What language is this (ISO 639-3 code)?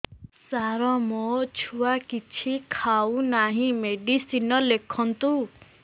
ori